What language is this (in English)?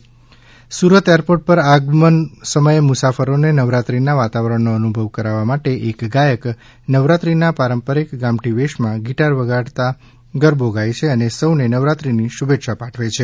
Gujarati